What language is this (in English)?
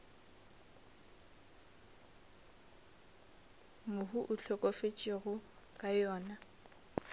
Northern Sotho